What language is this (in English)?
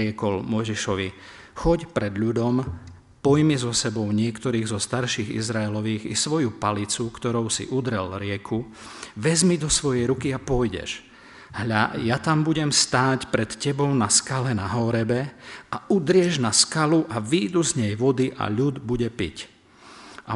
Slovak